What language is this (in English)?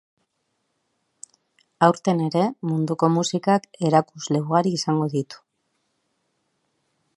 Basque